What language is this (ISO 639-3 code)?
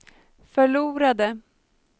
swe